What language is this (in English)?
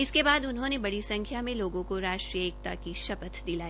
Hindi